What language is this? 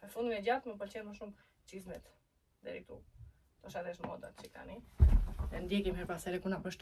Romanian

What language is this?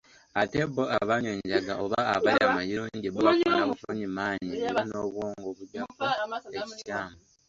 Ganda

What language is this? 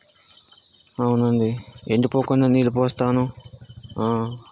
Telugu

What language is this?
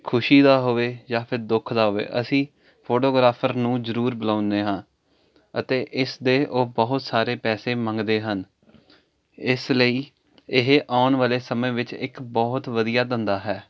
Punjabi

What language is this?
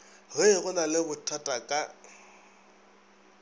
Northern Sotho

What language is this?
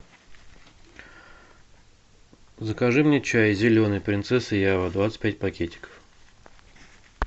Russian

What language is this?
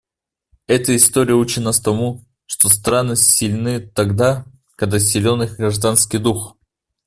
Russian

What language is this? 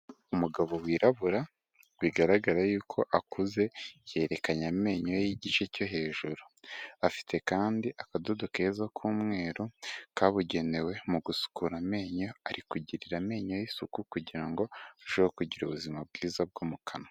Kinyarwanda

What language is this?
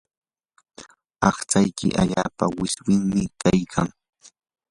Yanahuanca Pasco Quechua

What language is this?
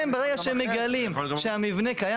Hebrew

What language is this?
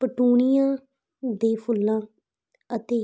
Punjabi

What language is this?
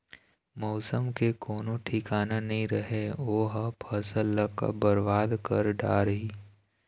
Chhattisgarhi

